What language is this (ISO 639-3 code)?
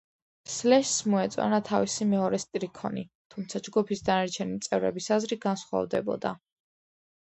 kat